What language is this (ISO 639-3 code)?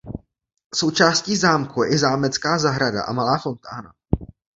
ces